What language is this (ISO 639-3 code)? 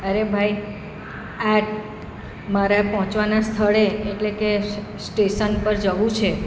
guj